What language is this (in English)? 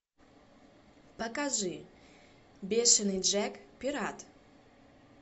Russian